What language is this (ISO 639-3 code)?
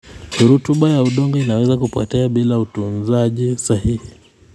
kln